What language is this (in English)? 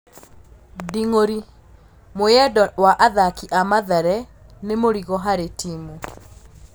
Kikuyu